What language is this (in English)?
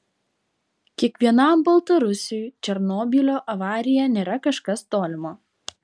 Lithuanian